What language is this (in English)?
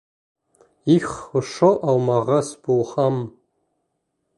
Bashkir